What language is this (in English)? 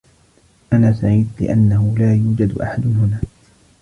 Arabic